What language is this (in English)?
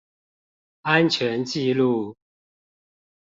Chinese